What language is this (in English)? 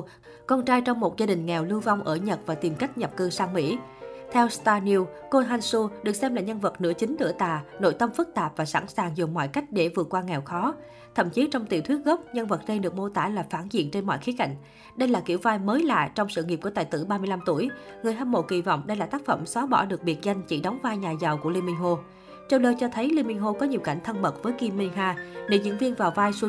Vietnamese